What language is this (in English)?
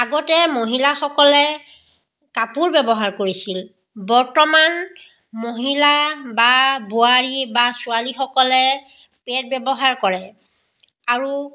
Assamese